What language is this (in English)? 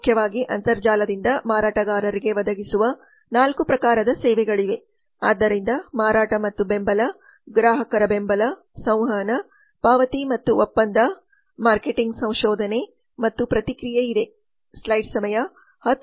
Kannada